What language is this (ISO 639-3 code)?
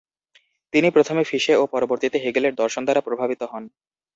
ben